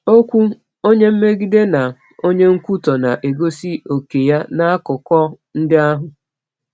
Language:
Igbo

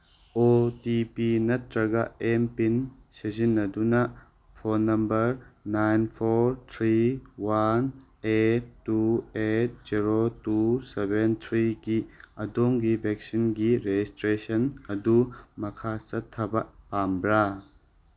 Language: Manipuri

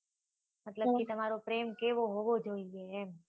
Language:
Gujarati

